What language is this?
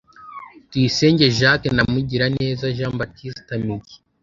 Kinyarwanda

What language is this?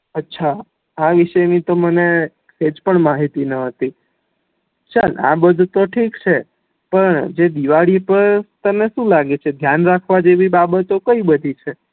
Gujarati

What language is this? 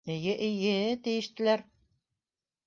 Bashkir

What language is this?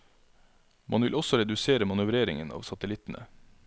Norwegian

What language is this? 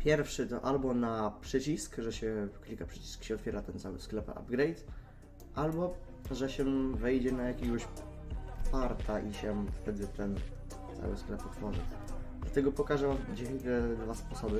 Polish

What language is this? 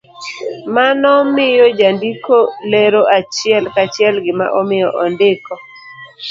Luo (Kenya and Tanzania)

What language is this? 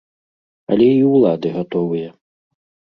Belarusian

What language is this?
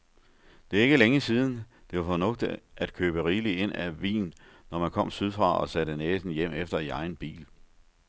Danish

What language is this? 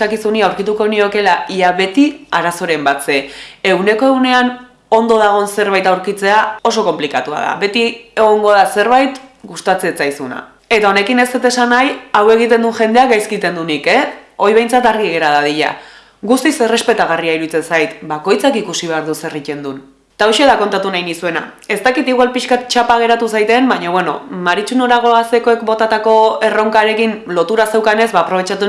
Basque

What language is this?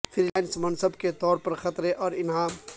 Urdu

